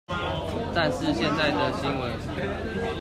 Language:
Chinese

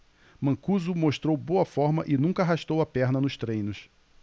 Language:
Portuguese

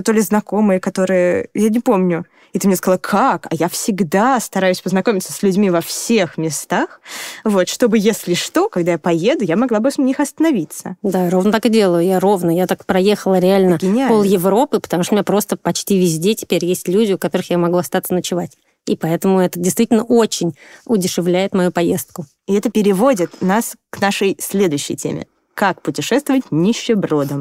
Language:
Russian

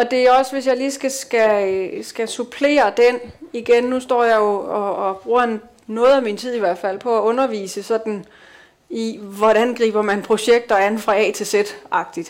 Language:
Danish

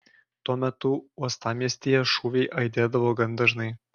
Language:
Lithuanian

